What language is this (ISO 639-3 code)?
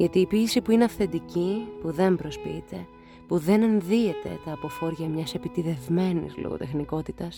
ell